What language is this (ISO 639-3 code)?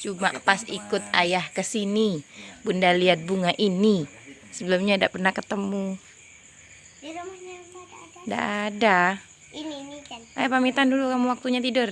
ind